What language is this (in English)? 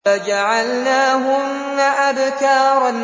Arabic